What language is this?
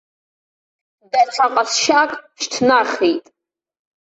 Abkhazian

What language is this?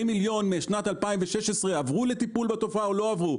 Hebrew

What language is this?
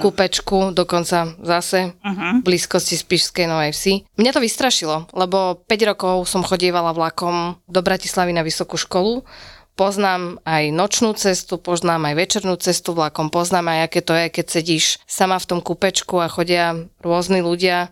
Slovak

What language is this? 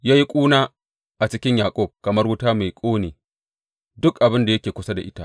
Hausa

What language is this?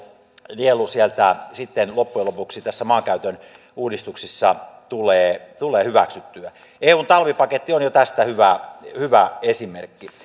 Finnish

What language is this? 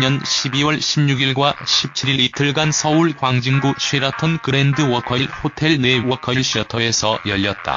Korean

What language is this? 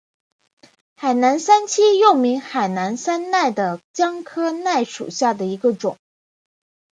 Chinese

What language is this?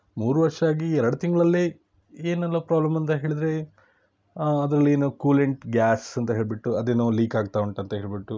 Kannada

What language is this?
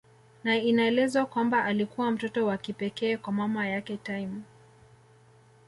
Swahili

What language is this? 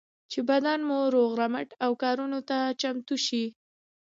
Pashto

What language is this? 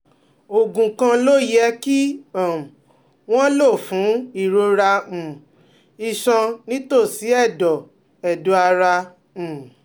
Yoruba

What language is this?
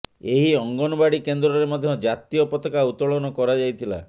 Odia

